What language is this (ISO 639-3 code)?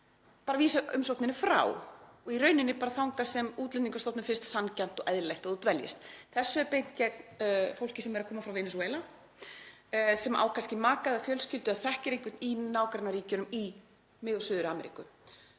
isl